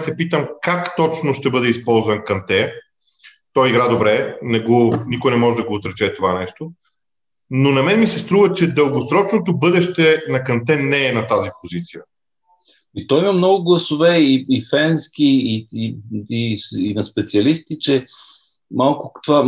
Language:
Bulgarian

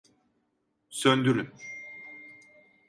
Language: Turkish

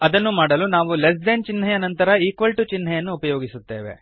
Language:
Kannada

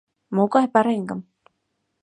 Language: Mari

